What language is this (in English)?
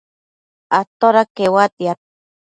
Matsés